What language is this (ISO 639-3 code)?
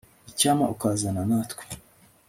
kin